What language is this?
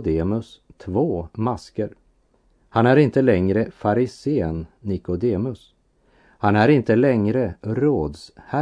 Swedish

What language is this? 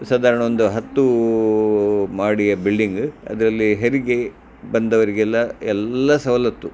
Kannada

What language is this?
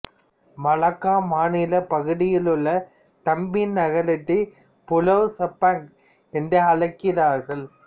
Tamil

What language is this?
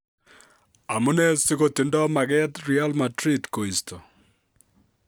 Kalenjin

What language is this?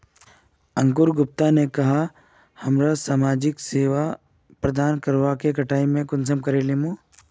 Magahi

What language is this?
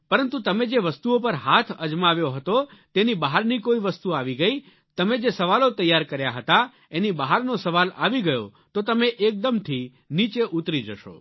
Gujarati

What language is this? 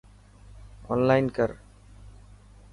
Dhatki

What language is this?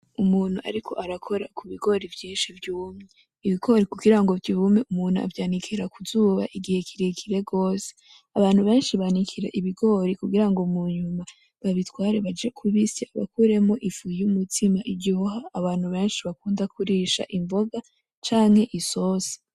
Rundi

